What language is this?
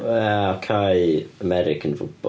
Welsh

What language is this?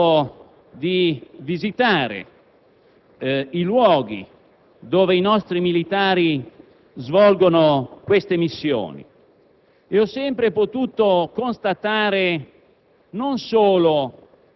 Italian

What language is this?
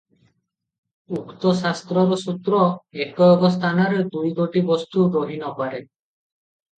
Odia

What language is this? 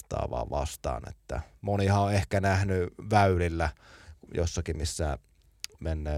Finnish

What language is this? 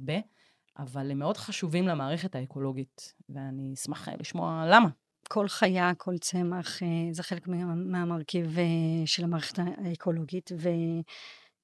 Hebrew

